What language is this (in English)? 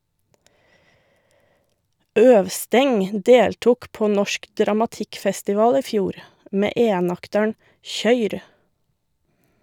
Norwegian